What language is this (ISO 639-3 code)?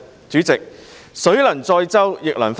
yue